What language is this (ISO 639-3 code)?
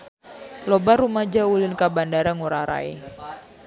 sun